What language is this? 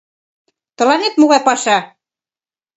Mari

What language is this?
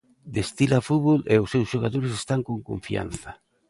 Galician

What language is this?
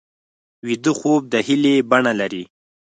Pashto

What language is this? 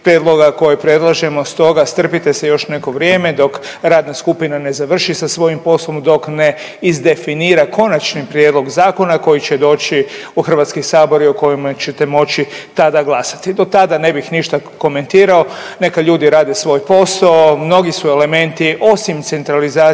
Croatian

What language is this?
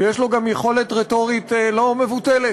Hebrew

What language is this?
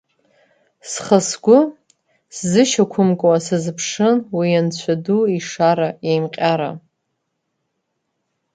Abkhazian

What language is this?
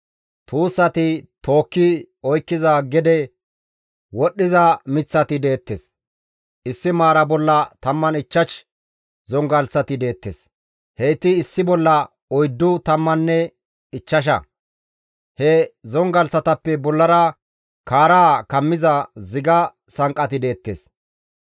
Gamo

